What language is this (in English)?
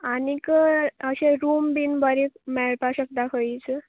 Konkani